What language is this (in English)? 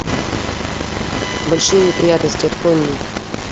Russian